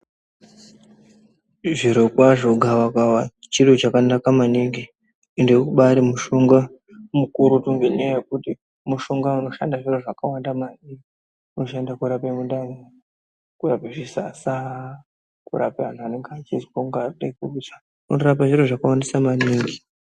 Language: Ndau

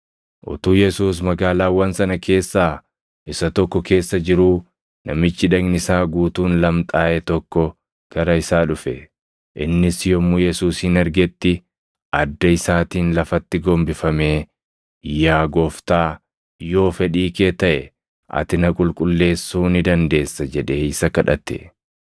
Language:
Oromo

